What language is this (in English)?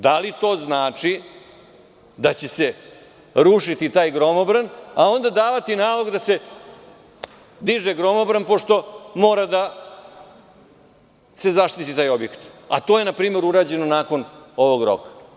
Serbian